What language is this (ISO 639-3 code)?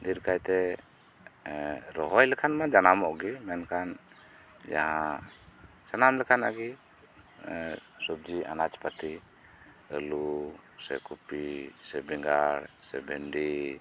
sat